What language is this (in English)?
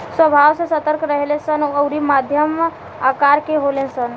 Bhojpuri